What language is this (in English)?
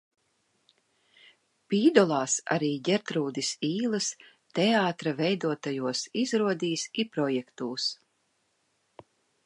Latvian